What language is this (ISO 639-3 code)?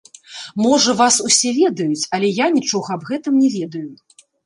bel